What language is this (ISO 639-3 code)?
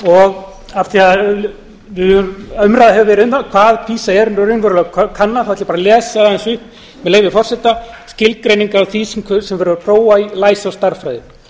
isl